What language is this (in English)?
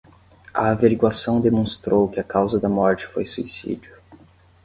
Portuguese